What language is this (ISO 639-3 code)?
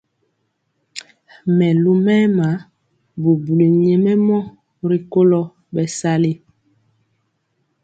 mcx